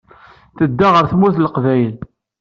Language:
Kabyle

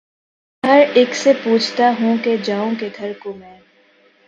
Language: Urdu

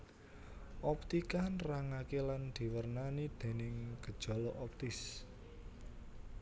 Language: Javanese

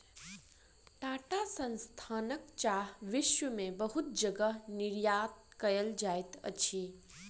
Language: Maithili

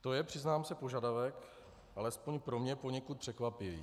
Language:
Czech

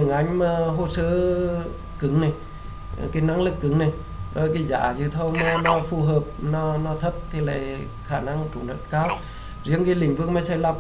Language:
Vietnamese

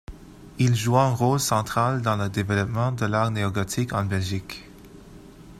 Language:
French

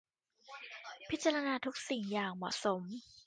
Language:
Thai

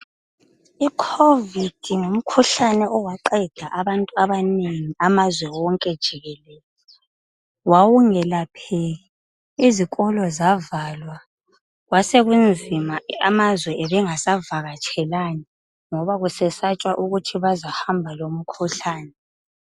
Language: North Ndebele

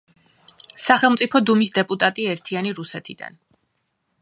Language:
Georgian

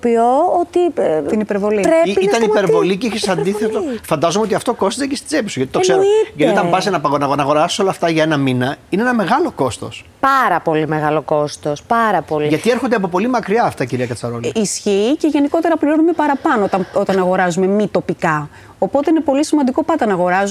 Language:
Greek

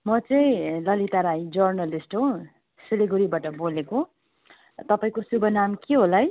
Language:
Nepali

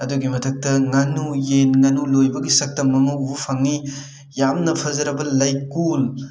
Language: Manipuri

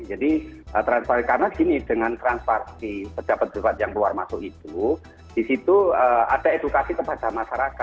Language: Indonesian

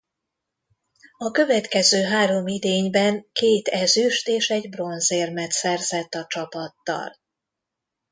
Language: Hungarian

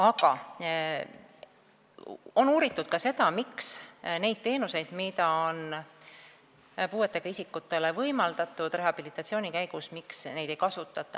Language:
Estonian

